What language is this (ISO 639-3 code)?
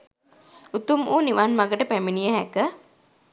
sin